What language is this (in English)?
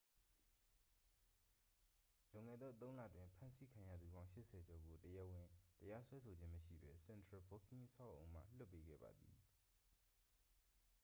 Burmese